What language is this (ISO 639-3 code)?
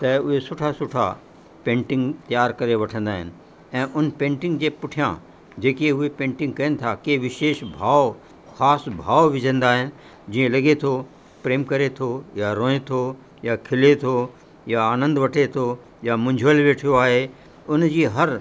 snd